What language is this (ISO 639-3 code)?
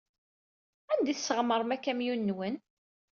kab